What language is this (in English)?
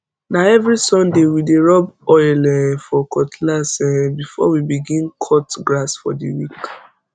Nigerian Pidgin